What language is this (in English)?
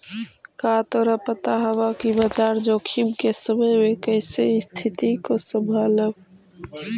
Magahi